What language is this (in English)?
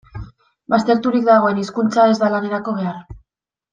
Basque